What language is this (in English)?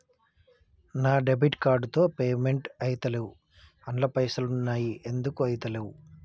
Telugu